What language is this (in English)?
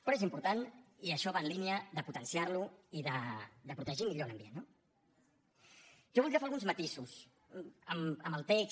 Catalan